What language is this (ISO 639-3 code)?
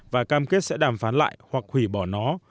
vie